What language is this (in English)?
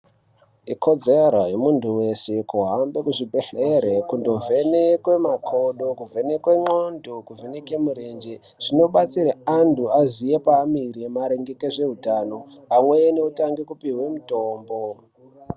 Ndau